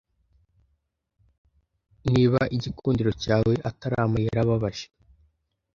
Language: Kinyarwanda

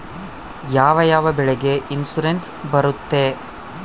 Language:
Kannada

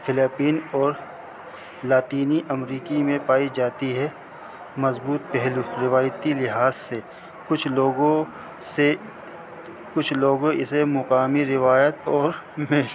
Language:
Urdu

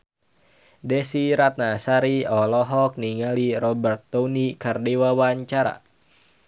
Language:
Sundanese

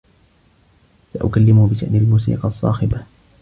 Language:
Arabic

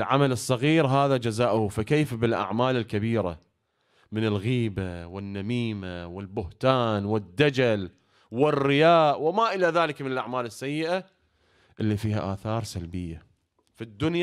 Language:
Arabic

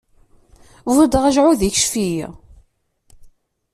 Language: Kabyle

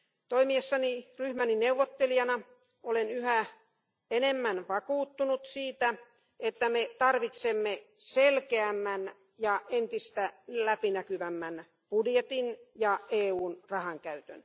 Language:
Finnish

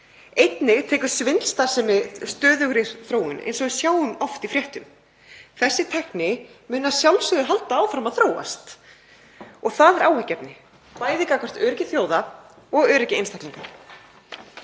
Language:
Icelandic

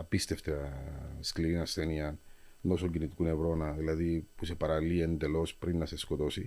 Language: Greek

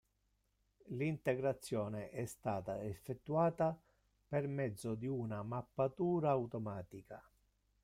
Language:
Italian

